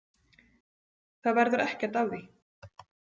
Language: Icelandic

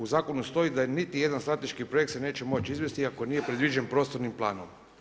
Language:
Croatian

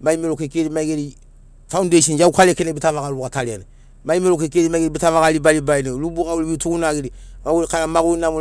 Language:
Sinaugoro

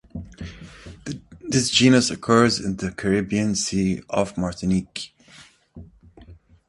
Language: English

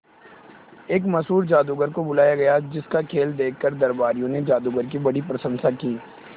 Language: Hindi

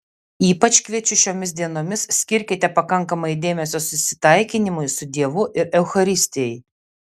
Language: Lithuanian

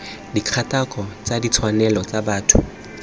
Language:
Tswana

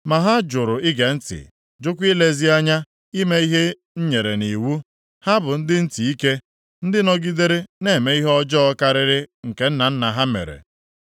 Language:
Igbo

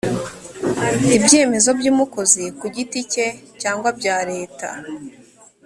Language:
Kinyarwanda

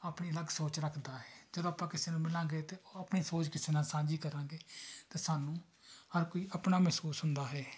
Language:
Punjabi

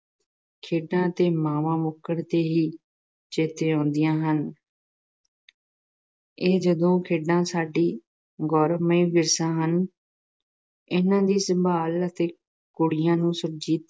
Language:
Punjabi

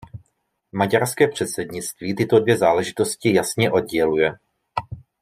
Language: Czech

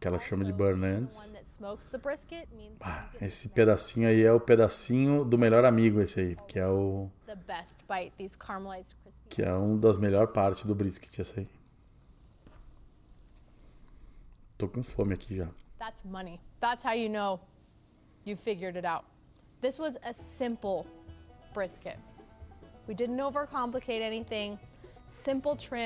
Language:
Portuguese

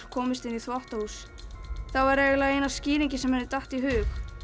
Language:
Icelandic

